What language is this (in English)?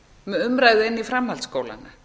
Icelandic